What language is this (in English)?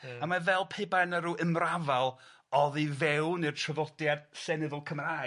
Welsh